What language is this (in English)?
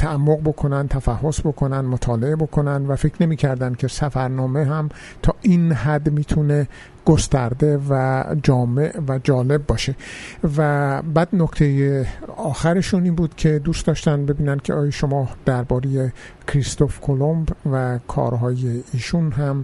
Persian